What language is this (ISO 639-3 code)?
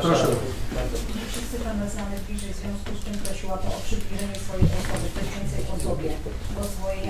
pol